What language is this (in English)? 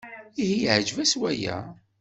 Kabyle